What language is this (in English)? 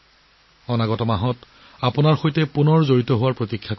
Assamese